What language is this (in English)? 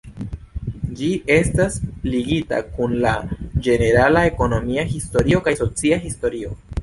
Esperanto